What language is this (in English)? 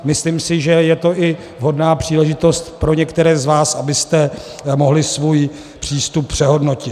Czech